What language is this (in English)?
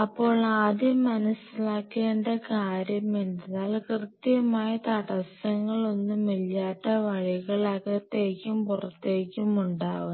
Malayalam